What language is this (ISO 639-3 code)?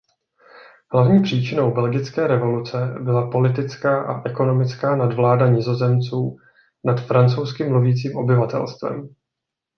ces